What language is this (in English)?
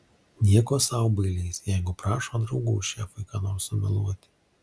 Lithuanian